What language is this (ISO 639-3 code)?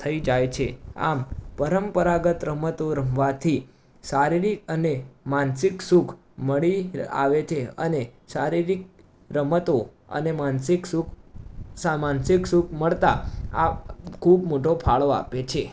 guj